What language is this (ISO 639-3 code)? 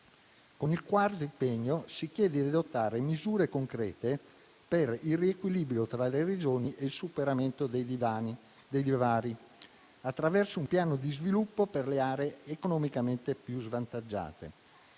ita